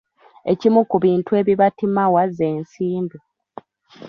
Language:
Ganda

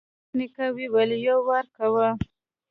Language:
Pashto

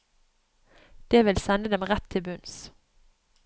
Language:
Norwegian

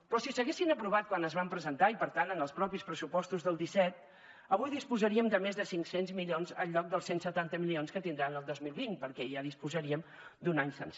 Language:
Catalan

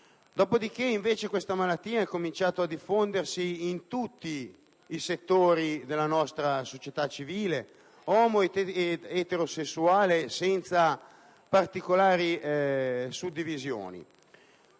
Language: Italian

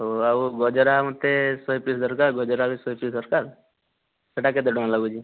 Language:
Odia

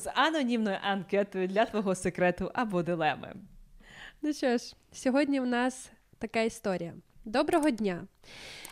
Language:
Ukrainian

